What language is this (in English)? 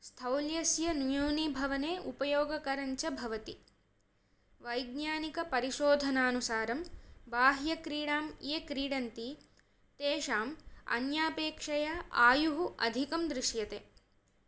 Sanskrit